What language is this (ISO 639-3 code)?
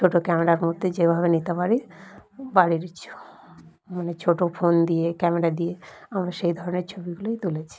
ben